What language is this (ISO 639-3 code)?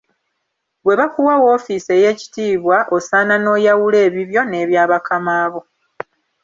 lug